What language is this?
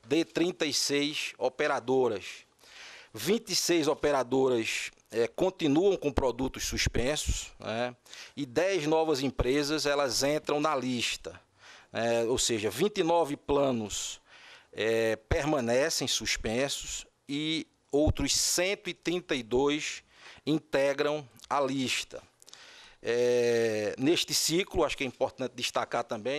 Portuguese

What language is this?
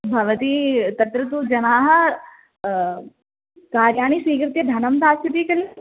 Sanskrit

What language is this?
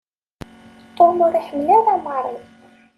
Kabyle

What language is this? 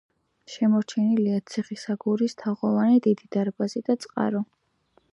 Georgian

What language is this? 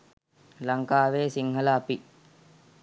Sinhala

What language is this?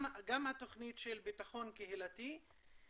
Hebrew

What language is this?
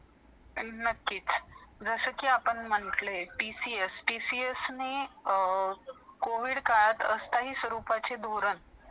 Marathi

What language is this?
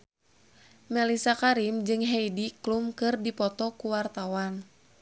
Sundanese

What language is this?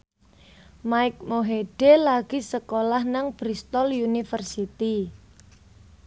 Javanese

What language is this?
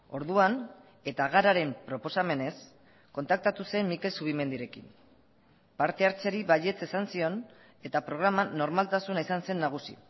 Basque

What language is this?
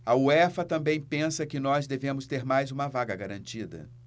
Portuguese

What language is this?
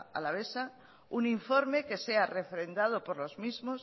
Spanish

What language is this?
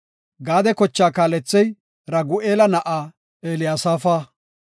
Gofa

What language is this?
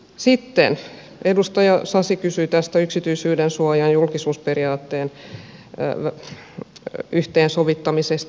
Finnish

